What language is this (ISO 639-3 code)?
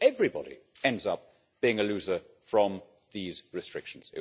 eng